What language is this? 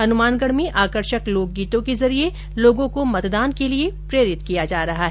Hindi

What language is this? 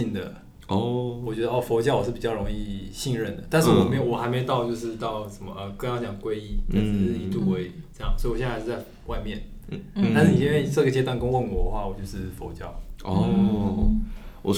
Chinese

